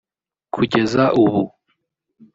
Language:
Kinyarwanda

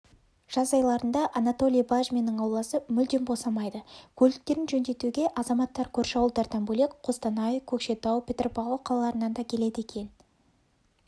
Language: Kazakh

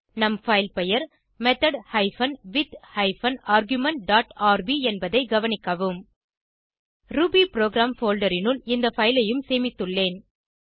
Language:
Tamil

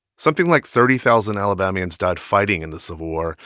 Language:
English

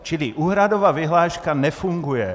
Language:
Czech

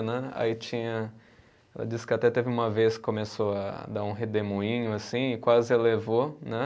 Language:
Portuguese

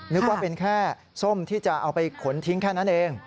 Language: Thai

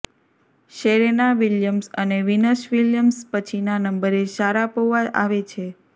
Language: Gujarati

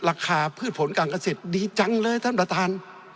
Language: Thai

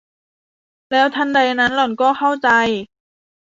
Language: Thai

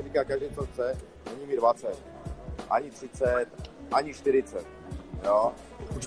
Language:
Czech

